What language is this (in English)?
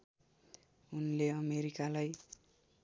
Nepali